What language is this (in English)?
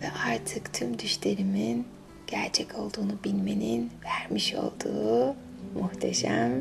Turkish